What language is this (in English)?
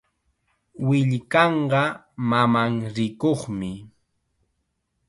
Chiquián Ancash Quechua